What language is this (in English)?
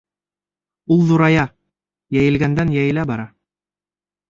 Bashkir